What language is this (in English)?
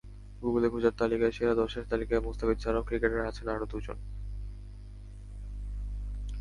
Bangla